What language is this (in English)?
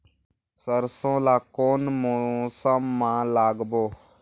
Chhattisgarhi